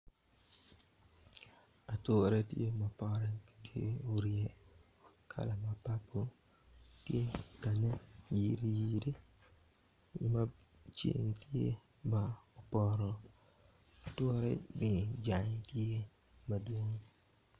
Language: Acoli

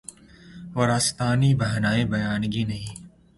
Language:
Urdu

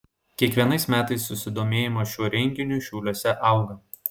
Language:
Lithuanian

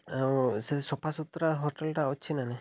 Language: Odia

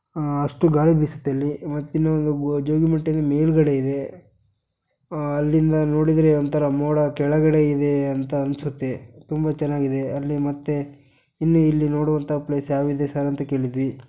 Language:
Kannada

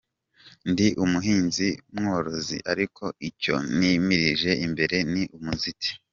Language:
Kinyarwanda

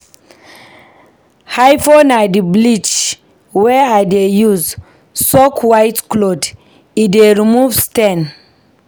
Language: Nigerian Pidgin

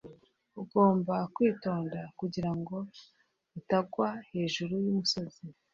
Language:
Kinyarwanda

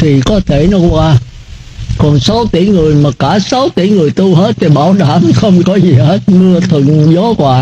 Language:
Vietnamese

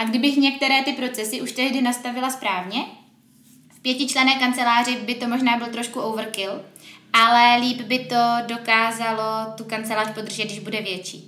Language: Czech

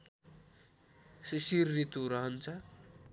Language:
Nepali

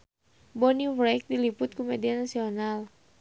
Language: Sundanese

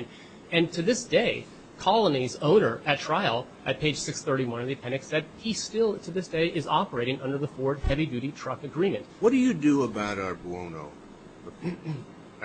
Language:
English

